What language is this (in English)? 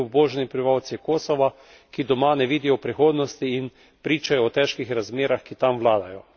Slovenian